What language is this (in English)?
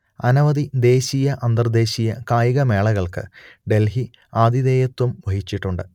Malayalam